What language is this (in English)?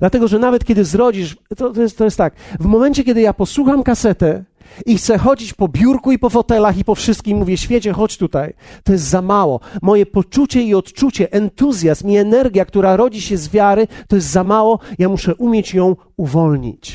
Polish